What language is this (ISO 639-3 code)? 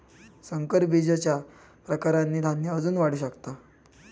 mar